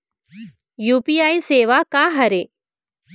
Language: Chhattisgarhi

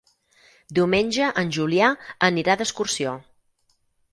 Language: Catalan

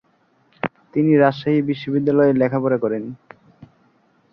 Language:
Bangla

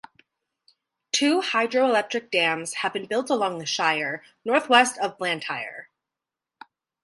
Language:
English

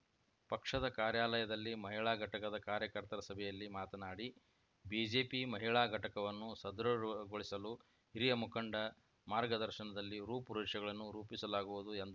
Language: Kannada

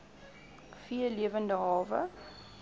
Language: Afrikaans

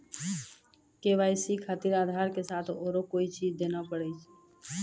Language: Maithili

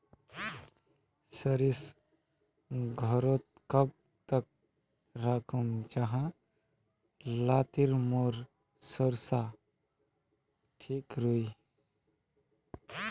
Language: Magahi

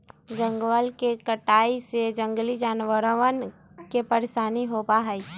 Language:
Magahi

